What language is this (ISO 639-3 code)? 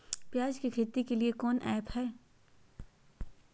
mag